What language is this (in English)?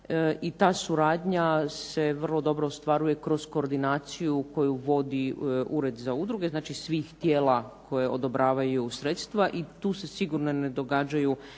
Croatian